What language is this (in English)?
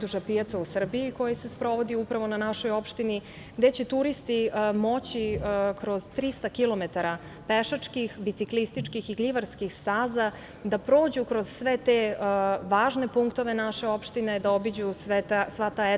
Serbian